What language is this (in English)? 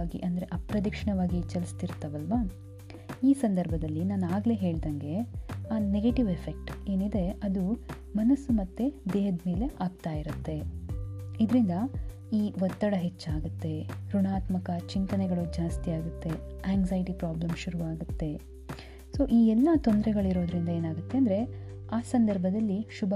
Kannada